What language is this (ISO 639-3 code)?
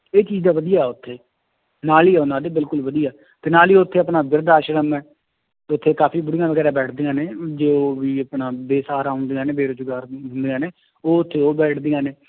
pan